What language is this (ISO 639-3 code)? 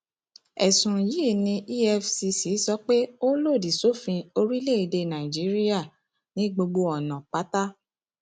yor